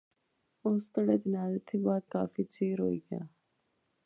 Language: Pahari-Potwari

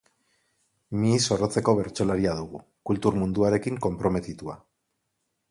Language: Basque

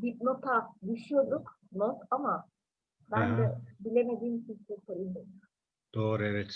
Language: Turkish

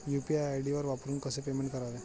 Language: Marathi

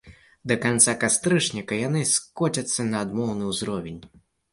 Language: Belarusian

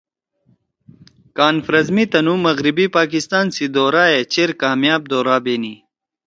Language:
Torwali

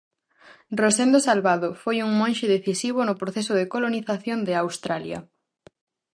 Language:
Galician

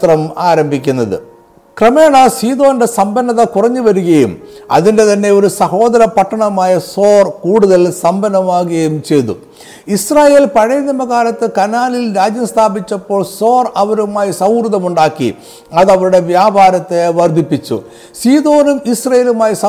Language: Malayalam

